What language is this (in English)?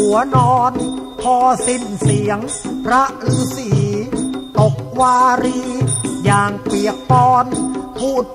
Thai